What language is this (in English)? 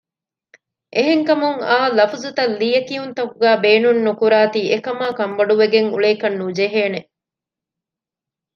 Divehi